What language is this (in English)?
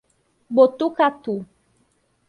Portuguese